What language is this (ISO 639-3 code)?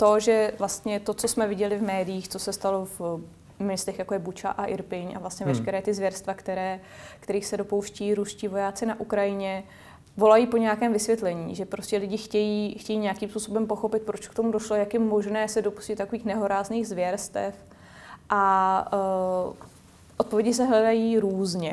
ces